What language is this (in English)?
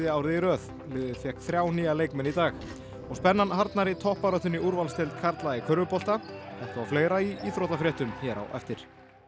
Icelandic